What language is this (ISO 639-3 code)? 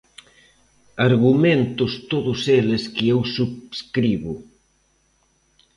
glg